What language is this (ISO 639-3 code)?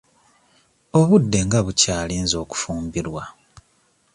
lug